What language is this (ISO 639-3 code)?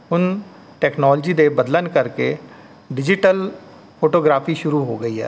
pan